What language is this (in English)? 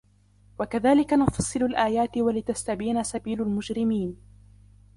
Arabic